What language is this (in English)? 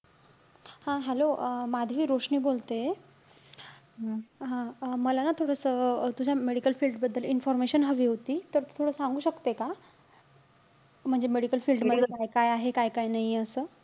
Marathi